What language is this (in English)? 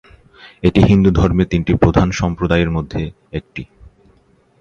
Bangla